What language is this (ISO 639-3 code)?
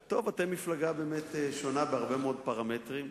heb